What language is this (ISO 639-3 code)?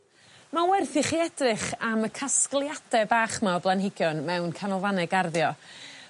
cym